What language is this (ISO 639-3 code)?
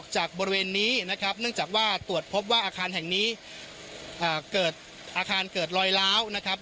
tha